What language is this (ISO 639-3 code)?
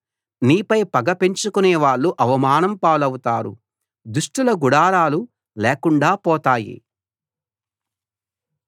tel